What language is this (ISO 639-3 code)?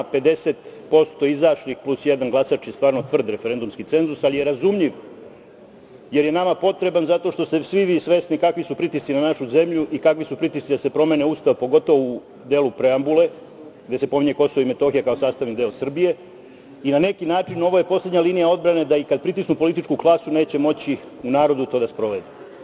srp